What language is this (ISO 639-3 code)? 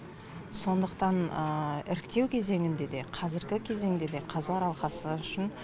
kaz